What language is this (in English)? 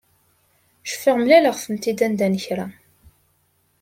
Kabyle